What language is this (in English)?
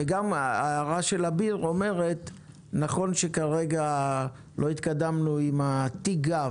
Hebrew